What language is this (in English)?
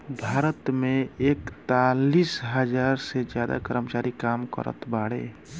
Bhojpuri